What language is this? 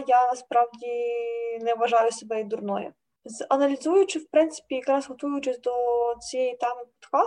Ukrainian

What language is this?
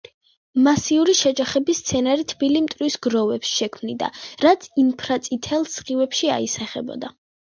Georgian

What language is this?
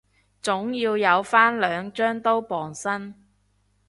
Cantonese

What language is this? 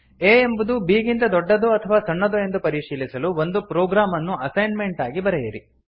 Kannada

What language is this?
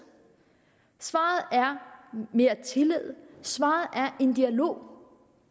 Danish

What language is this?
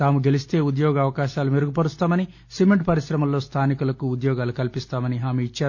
Telugu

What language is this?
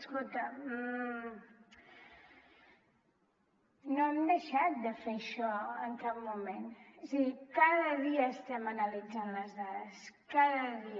Catalan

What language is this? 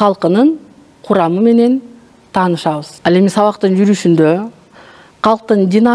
Turkish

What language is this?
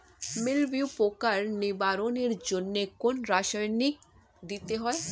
Bangla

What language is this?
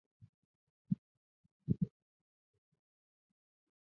Chinese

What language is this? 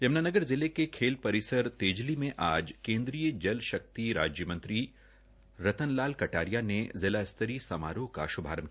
Hindi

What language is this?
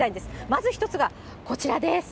Japanese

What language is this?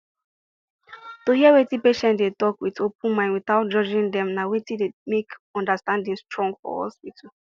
Nigerian Pidgin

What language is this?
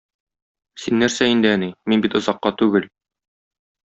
Tatar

